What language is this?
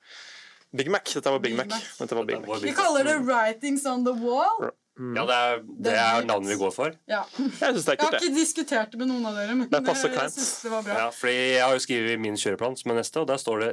Danish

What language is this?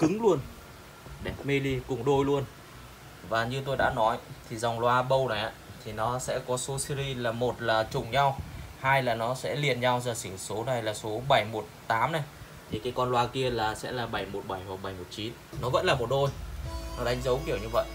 Vietnamese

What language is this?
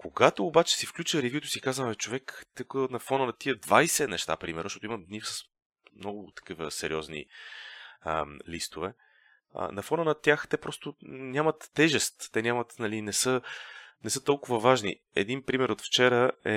Bulgarian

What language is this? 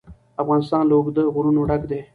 Pashto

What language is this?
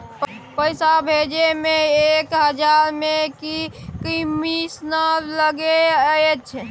Maithili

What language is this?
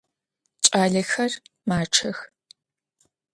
Adyghe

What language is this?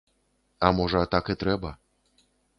Belarusian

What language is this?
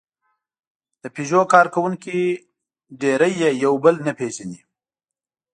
Pashto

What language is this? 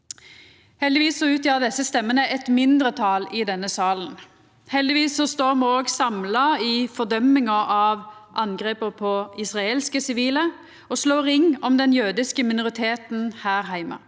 Norwegian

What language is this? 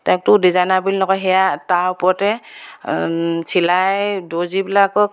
Assamese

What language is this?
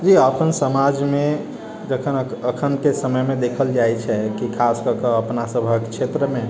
Maithili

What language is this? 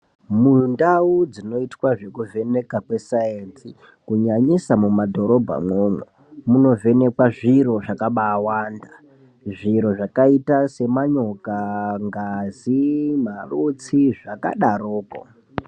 Ndau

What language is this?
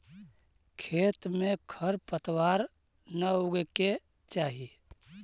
Magahi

